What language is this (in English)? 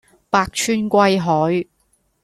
Cantonese